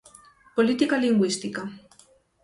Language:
Galician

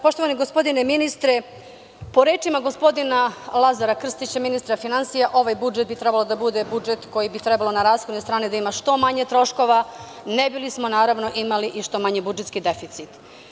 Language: Serbian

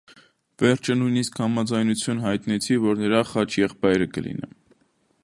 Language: Armenian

